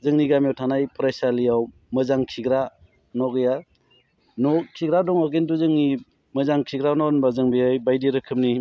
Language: Bodo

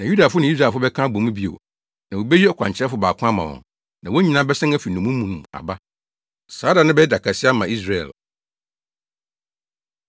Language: Akan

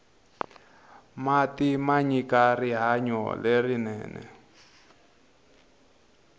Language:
Tsonga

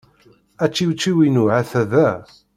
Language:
Kabyle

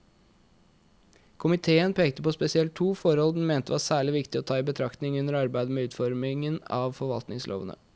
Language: Norwegian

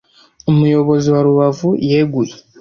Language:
Kinyarwanda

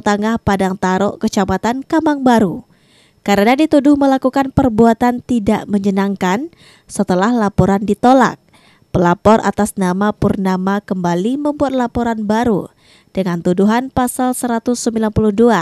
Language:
Indonesian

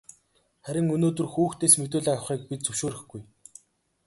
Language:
Mongolian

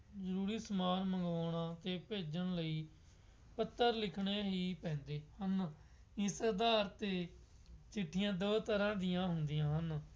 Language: Punjabi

